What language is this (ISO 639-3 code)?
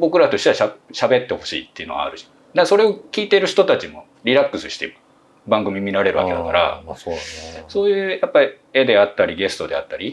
jpn